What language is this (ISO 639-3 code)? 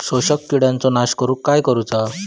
mar